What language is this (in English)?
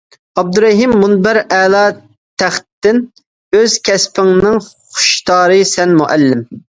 Uyghur